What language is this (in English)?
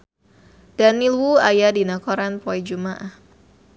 Sundanese